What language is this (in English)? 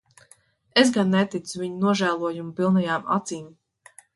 Latvian